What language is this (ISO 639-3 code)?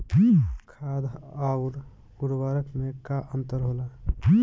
bho